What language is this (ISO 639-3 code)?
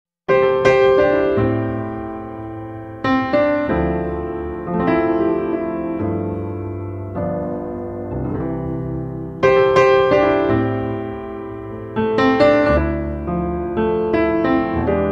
ukr